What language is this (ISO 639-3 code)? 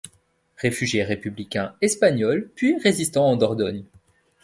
fra